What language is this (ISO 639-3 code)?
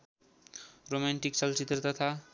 nep